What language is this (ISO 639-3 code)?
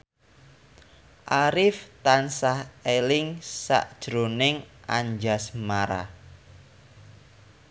jav